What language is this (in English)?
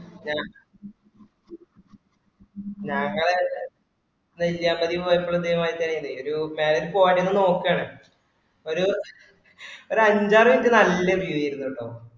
Malayalam